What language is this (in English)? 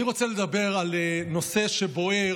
Hebrew